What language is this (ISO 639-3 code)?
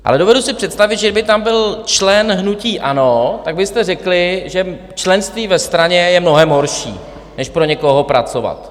ces